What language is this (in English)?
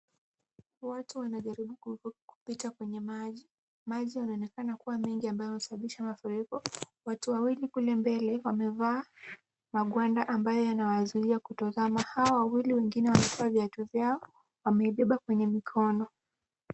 Swahili